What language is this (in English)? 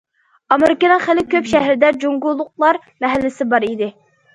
Uyghur